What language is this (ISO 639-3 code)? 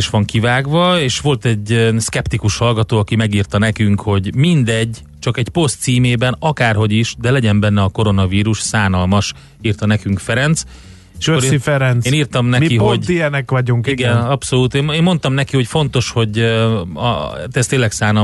hun